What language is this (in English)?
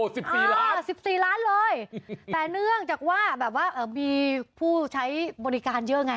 Thai